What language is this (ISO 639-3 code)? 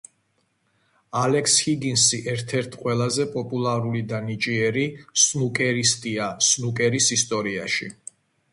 kat